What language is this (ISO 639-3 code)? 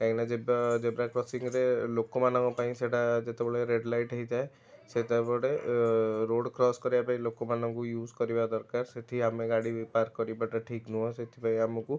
ori